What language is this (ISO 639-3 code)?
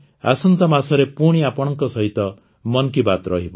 ori